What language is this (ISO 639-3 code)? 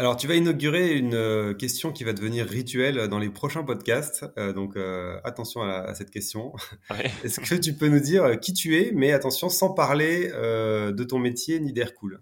fra